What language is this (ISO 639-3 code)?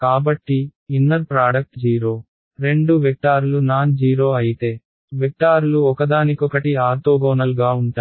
tel